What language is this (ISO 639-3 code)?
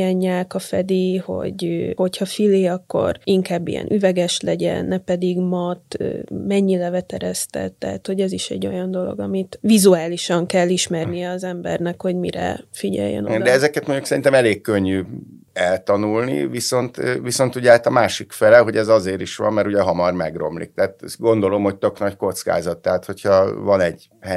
hun